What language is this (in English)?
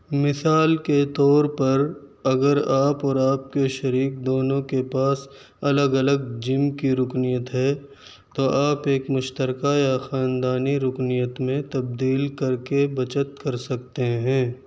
Urdu